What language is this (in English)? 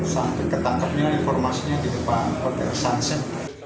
Indonesian